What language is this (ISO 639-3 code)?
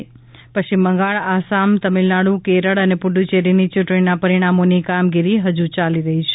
guj